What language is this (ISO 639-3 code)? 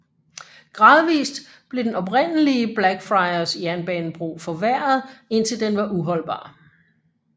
dan